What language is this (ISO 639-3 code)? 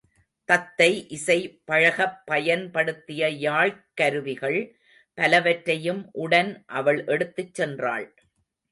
tam